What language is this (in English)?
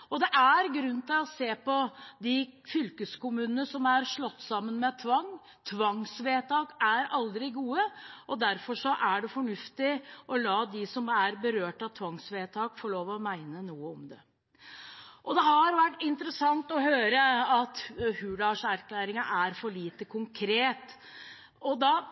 Norwegian Bokmål